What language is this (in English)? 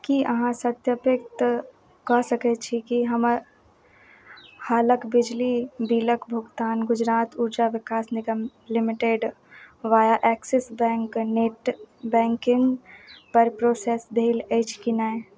Maithili